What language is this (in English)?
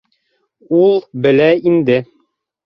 Bashkir